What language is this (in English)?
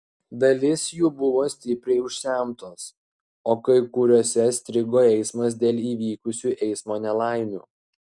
Lithuanian